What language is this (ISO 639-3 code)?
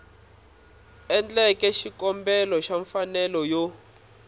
tso